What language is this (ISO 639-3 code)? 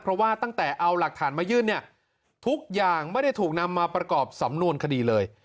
tha